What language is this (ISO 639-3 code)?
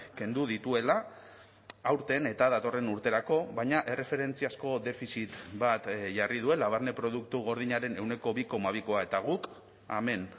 eus